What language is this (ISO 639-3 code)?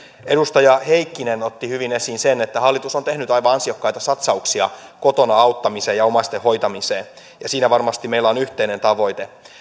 fin